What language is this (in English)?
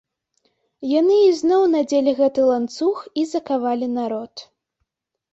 Belarusian